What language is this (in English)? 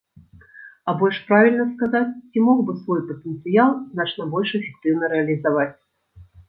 Belarusian